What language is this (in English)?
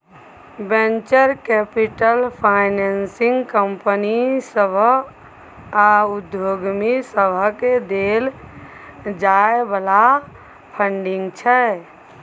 Maithili